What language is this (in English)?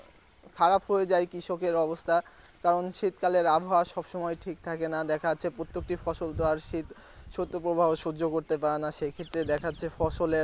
Bangla